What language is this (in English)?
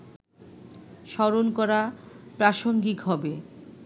Bangla